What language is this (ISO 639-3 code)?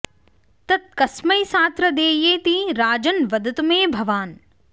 san